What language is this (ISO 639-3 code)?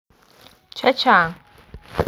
kln